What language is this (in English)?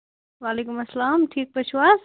Kashmiri